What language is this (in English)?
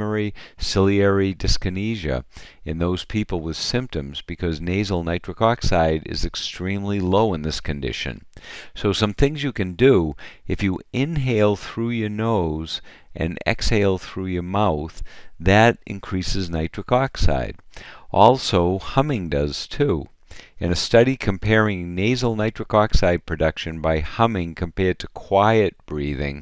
English